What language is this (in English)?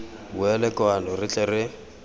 Tswana